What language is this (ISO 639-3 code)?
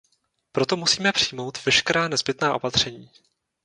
ces